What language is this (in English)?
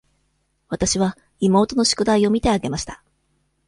Japanese